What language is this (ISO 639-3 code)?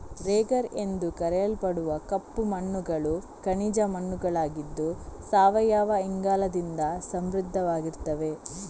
kan